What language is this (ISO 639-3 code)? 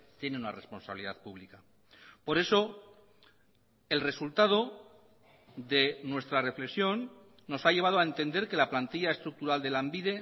spa